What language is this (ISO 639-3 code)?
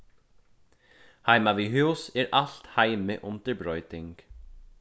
fao